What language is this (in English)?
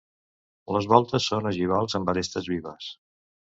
Catalan